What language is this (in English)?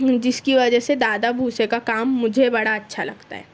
Urdu